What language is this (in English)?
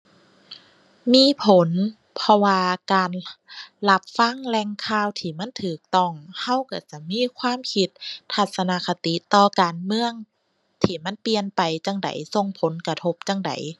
Thai